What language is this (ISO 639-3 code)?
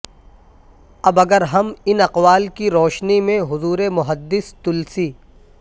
urd